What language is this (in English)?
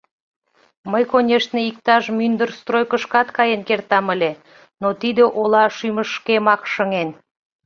Mari